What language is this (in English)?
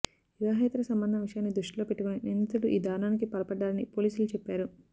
Telugu